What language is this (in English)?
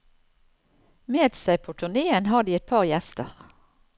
Norwegian